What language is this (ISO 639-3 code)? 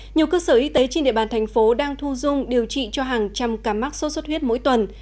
vie